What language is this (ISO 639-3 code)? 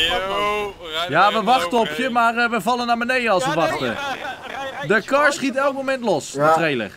nld